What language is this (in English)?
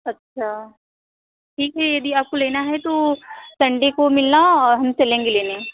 Hindi